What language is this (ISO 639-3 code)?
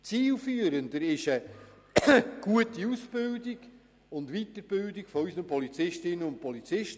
gsw